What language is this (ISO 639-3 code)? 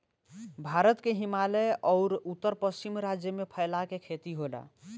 bho